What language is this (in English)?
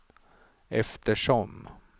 Swedish